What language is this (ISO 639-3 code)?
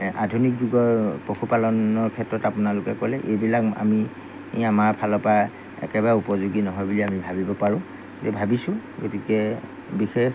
asm